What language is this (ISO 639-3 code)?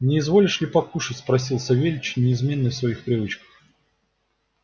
rus